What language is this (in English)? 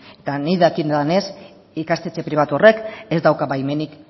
Basque